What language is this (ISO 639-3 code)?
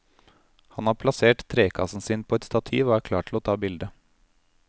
nor